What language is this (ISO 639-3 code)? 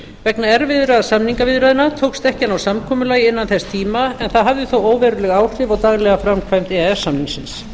isl